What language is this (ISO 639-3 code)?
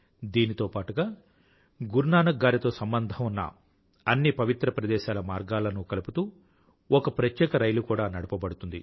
tel